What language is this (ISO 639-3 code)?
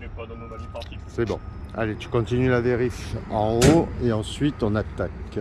fra